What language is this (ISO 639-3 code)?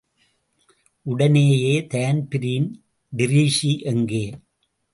tam